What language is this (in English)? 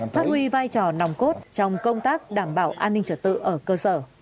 Vietnamese